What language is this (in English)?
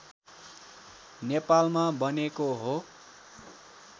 Nepali